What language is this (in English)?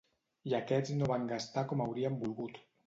Catalan